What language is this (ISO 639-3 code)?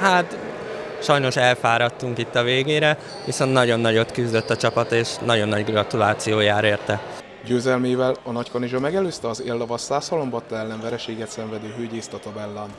hun